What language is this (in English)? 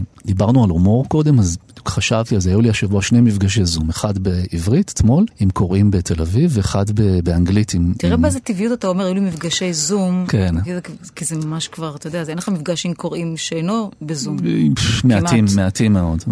Hebrew